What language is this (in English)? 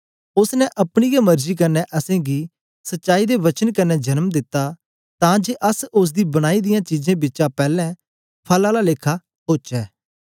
Dogri